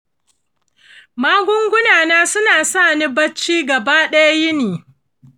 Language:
Hausa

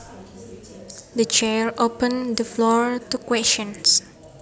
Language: Javanese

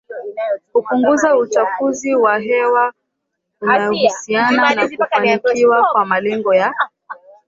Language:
Swahili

